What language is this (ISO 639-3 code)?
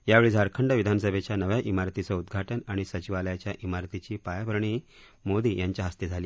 mar